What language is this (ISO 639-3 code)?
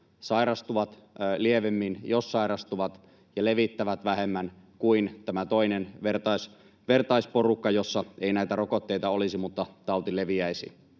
fin